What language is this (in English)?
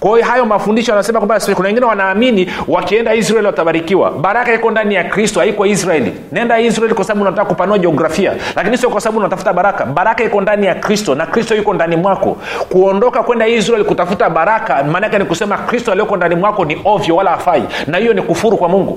Swahili